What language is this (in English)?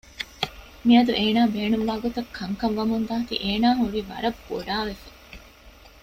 Divehi